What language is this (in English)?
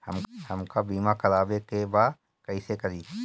Bhojpuri